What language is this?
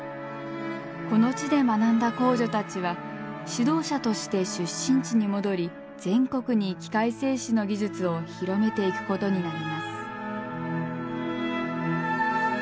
Japanese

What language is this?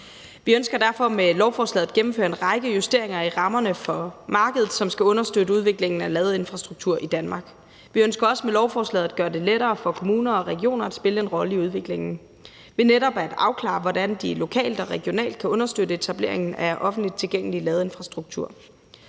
Danish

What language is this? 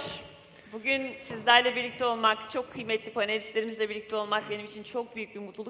Turkish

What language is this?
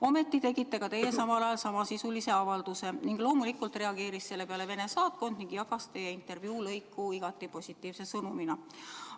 Estonian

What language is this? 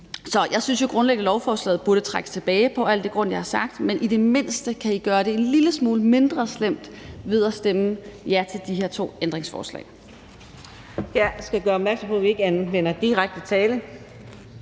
Danish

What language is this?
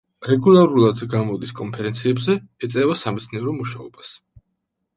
Georgian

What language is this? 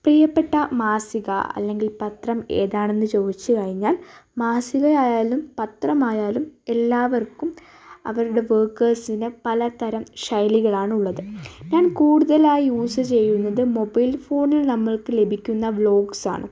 Malayalam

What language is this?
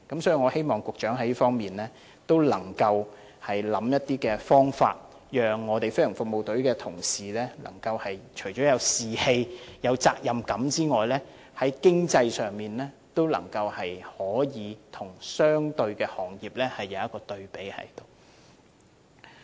Cantonese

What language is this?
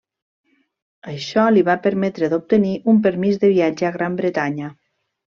Catalan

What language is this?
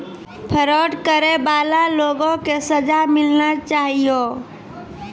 Maithili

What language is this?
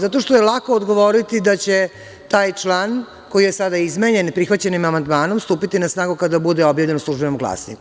Serbian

